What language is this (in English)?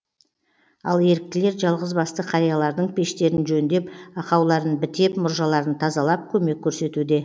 Kazakh